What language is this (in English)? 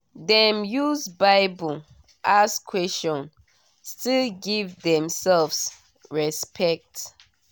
Nigerian Pidgin